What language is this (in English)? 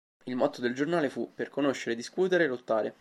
Italian